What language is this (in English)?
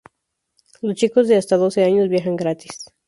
Spanish